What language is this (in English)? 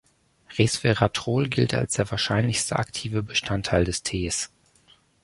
German